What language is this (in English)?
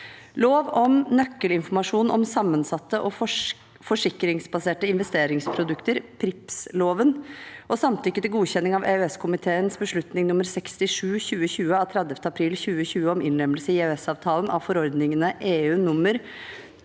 Norwegian